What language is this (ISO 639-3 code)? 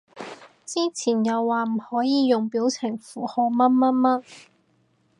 yue